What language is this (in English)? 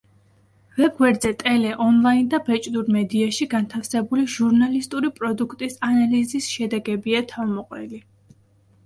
Georgian